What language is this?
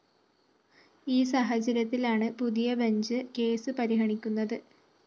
Malayalam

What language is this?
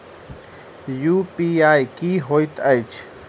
Maithili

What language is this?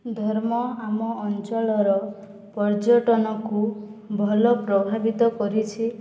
Odia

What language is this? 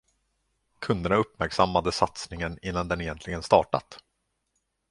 Swedish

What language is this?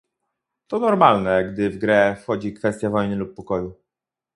Polish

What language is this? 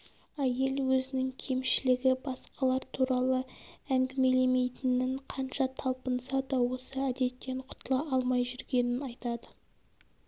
Kazakh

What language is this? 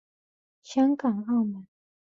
Chinese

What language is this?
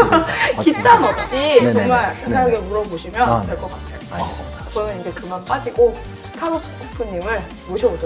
Korean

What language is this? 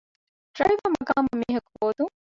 Divehi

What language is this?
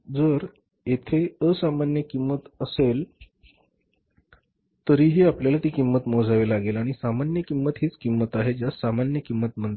Marathi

